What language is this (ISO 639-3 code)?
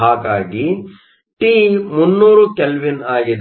kan